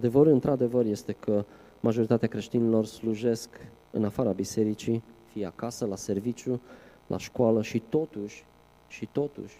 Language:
Romanian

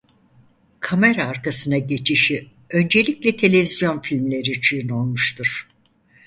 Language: Turkish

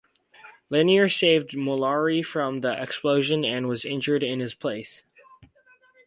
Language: English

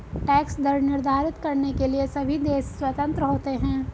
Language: Hindi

